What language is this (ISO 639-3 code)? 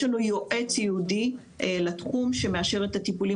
heb